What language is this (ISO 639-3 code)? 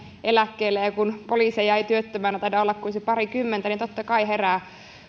fin